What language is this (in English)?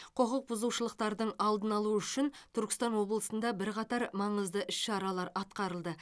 Kazakh